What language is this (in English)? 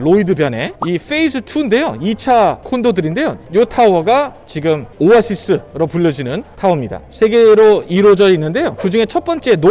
Korean